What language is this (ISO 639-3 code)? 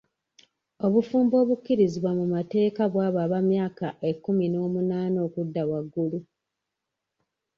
lug